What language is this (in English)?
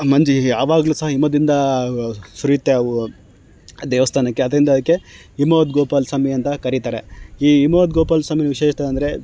Kannada